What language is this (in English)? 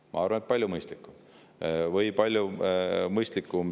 Estonian